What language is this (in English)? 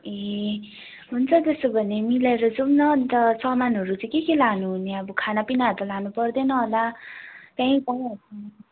Nepali